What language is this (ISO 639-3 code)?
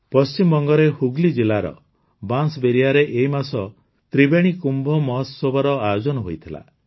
ori